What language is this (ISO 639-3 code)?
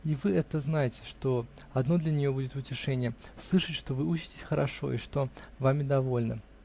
rus